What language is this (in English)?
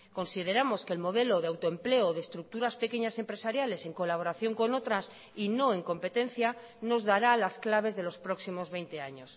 Spanish